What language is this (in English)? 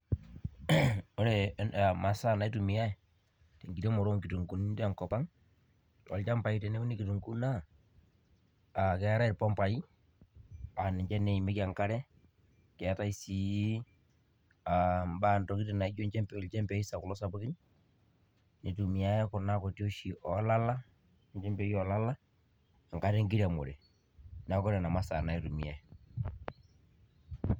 Masai